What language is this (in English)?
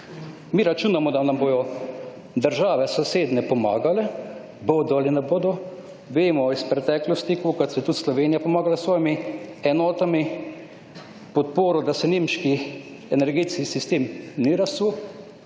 Slovenian